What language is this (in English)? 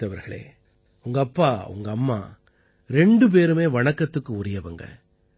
Tamil